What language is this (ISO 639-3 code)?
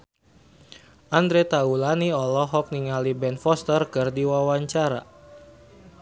sun